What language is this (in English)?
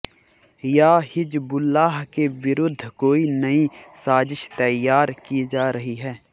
Hindi